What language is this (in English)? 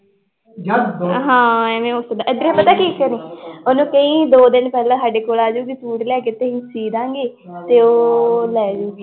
Punjabi